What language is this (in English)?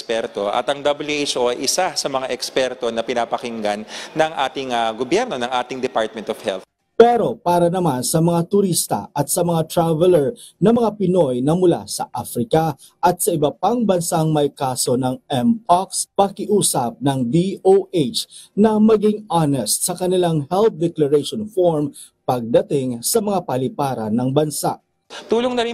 Filipino